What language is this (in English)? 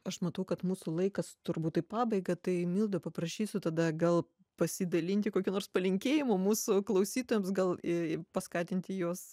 Lithuanian